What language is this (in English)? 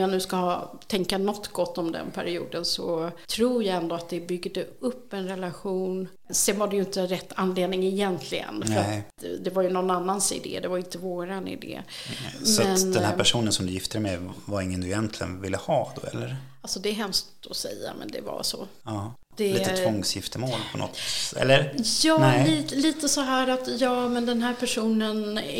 Swedish